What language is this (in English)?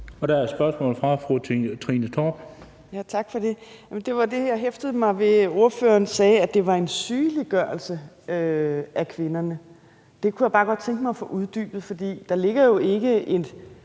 Danish